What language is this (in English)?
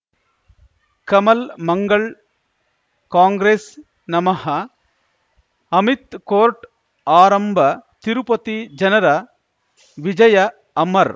Kannada